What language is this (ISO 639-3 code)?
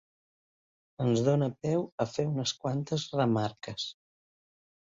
cat